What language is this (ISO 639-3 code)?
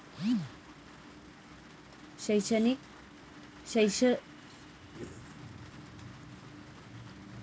mar